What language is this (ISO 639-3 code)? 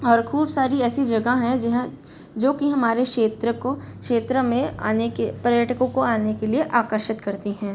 hin